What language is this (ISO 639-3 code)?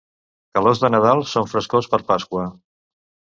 cat